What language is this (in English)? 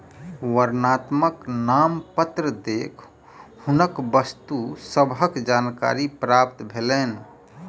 Maithili